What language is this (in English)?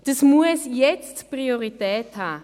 Swiss German